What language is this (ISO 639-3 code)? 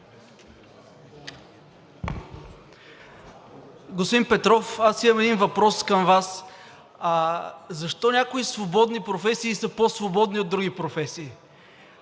bul